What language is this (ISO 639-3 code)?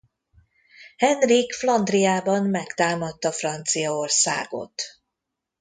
hun